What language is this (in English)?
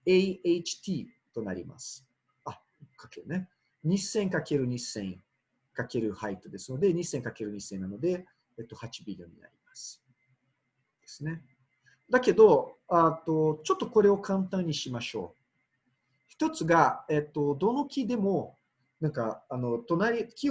Japanese